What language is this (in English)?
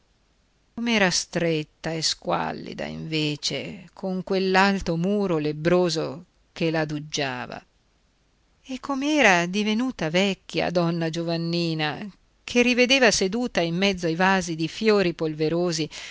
Italian